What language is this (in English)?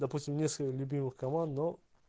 Russian